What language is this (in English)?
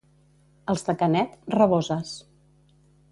Catalan